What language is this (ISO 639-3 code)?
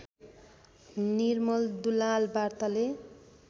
nep